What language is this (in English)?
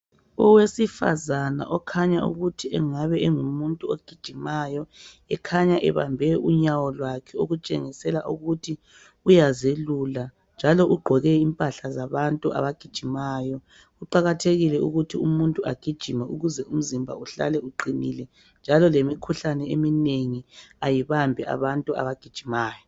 North Ndebele